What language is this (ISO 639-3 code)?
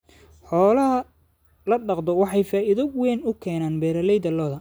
som